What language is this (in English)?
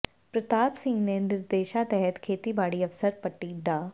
Punjabi